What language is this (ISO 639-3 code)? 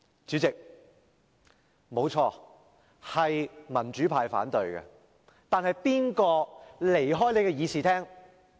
yue